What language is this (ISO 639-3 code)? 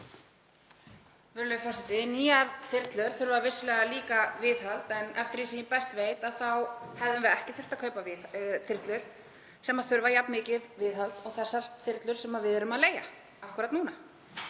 isl